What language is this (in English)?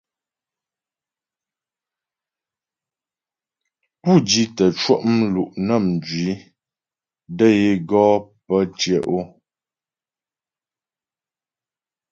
Ghomala